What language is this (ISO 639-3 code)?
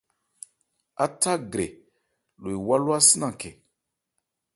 ebr